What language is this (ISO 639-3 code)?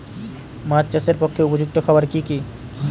ben